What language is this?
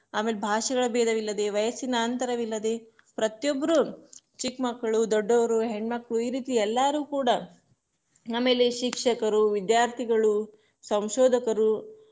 Kannada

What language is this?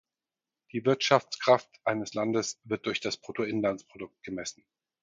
German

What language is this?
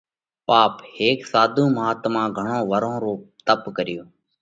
Parkari Koli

